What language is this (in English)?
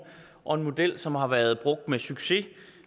Danish